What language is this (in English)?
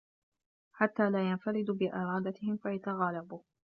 Arabic